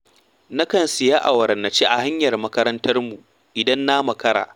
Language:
Hausa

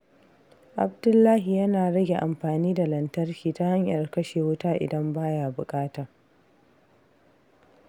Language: Hausa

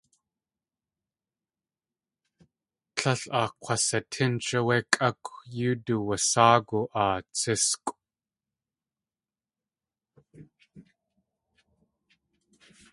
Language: Tlingit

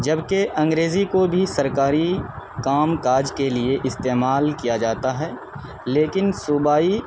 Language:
Urdu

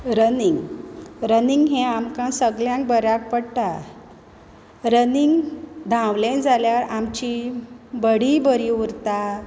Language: Konkani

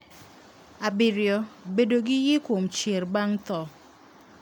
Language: Luo (Kenya and Tanzania)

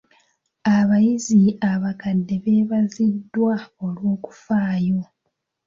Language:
Ganda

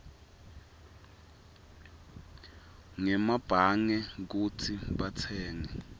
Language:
Swati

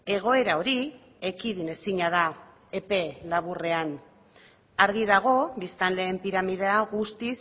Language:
Basque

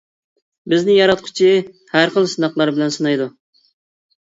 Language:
Uyghur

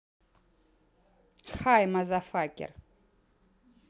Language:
Russian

